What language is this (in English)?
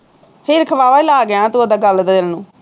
Punjabi